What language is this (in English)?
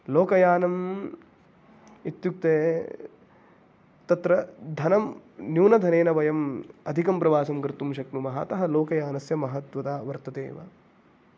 Sanskrit